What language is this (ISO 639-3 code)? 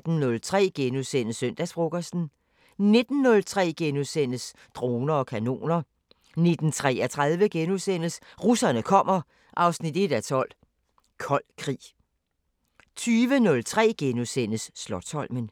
dan